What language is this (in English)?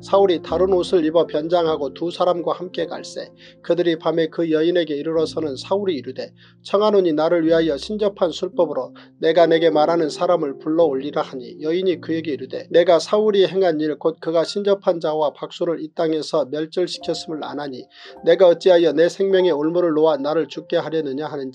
Korean